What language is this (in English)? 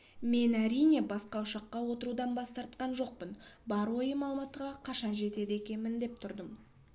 Kazakh